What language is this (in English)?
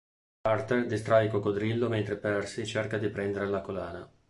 Italian